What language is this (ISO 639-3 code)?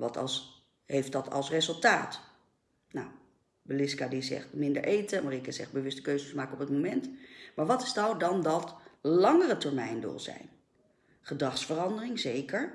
nld